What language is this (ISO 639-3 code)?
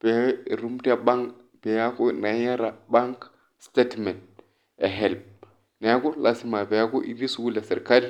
mas